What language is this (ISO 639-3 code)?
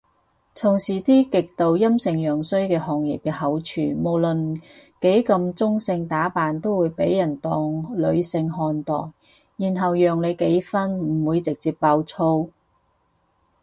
yue